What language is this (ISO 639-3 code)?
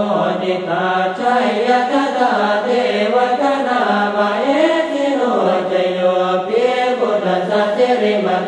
tha